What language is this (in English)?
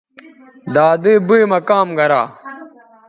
Bateri